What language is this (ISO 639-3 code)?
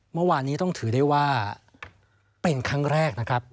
tha